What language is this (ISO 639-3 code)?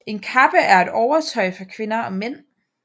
dan